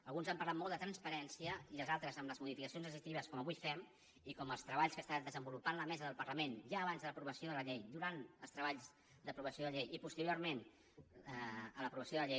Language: Catalan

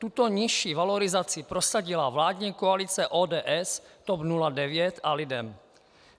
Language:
Czech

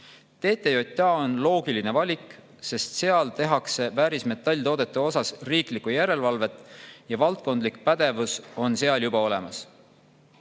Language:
Estonian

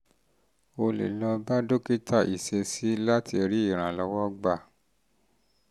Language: Yoruba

